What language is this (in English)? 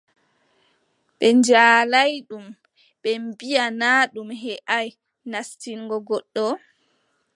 Adamawa Fulfulde